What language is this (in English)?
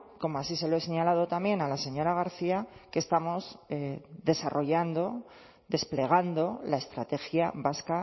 Spanish